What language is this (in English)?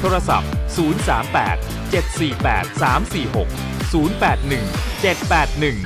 Thai